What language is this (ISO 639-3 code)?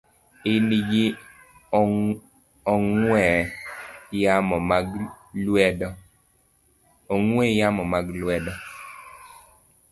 luo